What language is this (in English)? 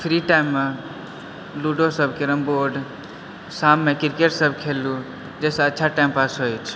Maithili